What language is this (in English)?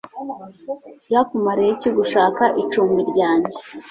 Kinyarwanda